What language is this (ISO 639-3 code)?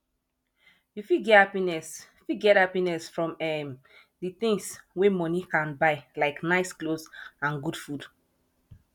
pcm